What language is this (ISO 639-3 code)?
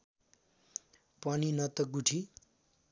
nep